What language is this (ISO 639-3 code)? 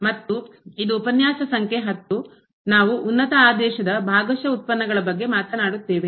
kan